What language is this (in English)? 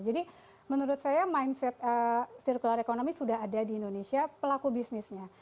Indonesian